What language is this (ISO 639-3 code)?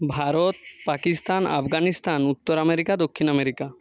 ben